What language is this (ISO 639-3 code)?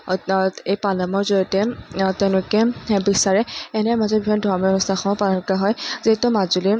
asm